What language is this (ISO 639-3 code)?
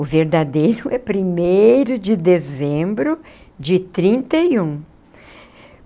por